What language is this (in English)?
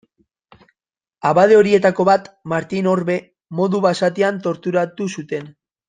Basque